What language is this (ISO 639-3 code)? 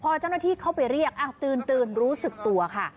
tha